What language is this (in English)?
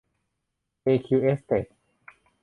Thai